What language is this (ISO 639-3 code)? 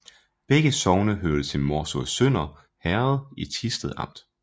dan